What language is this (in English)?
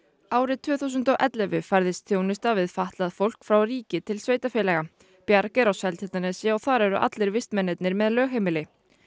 Icelandic